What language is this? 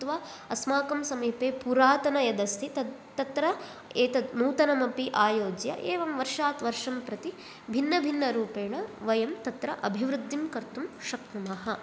Sanskrit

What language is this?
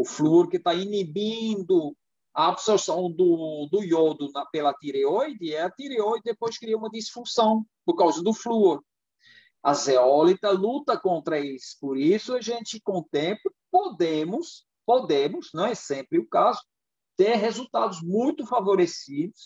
Portuguese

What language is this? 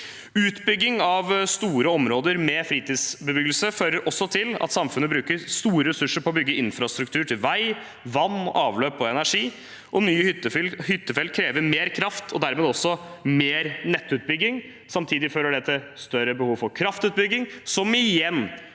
Norwegian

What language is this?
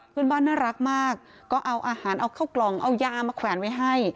Thai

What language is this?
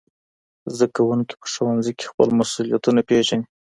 Pashto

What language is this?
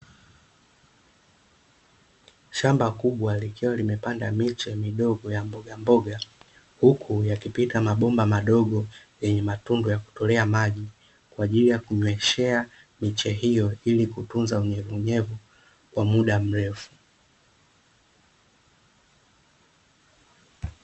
Swahili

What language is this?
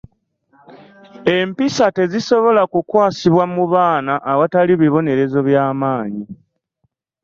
Ganda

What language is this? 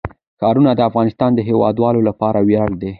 Pashto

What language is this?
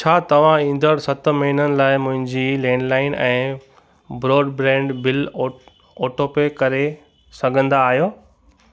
Sindhi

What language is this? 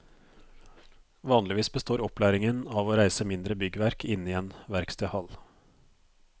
Norwegian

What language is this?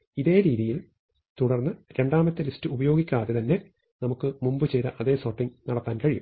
Malayalam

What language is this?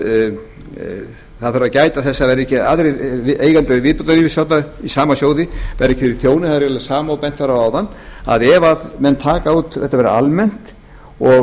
Icelandic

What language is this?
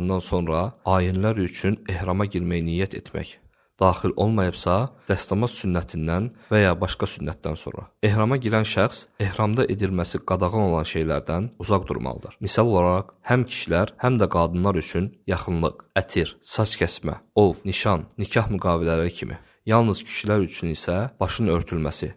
Turkish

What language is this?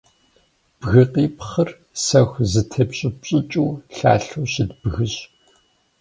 Kabardian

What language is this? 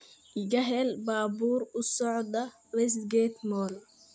Somali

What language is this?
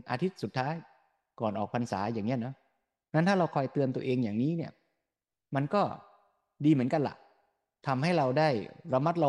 Thai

